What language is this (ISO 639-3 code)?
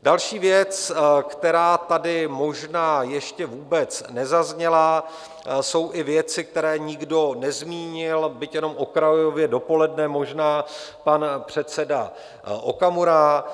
ces